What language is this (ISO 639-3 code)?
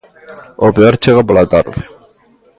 glg